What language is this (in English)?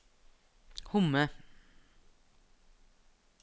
Norwegian